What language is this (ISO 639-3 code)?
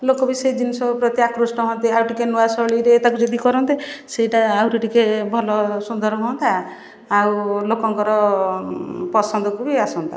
ori